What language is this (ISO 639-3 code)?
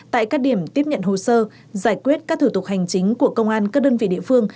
vie